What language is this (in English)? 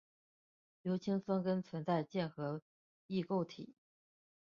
Chinese